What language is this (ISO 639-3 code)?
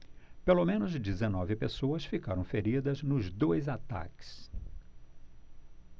por